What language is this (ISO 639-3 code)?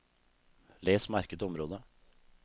nor